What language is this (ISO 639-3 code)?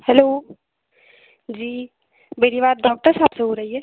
hin